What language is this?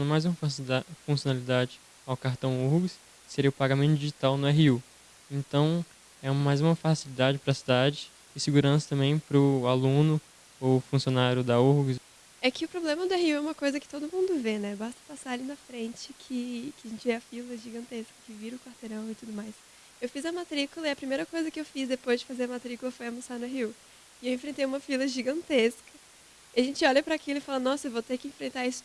Portuguese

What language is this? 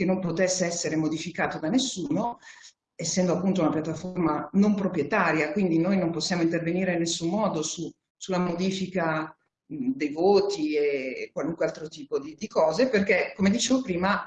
Italian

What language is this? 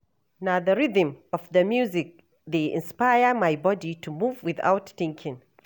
Nigerian Pidgin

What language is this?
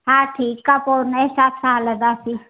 Sindhi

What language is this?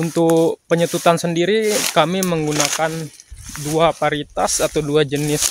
Indonesian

